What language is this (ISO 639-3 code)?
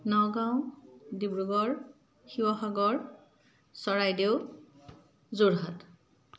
asm